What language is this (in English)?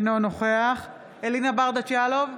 Hebrew